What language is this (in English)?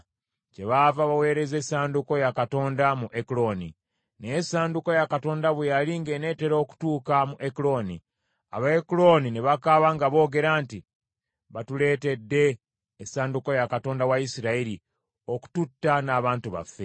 Ganda